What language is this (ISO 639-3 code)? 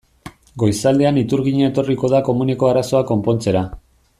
eus